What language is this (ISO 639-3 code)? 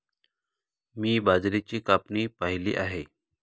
mar